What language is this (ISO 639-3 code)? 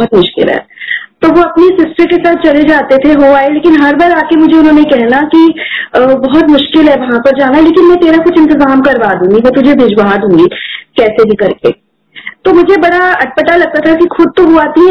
hin